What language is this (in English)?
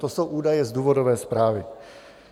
Czech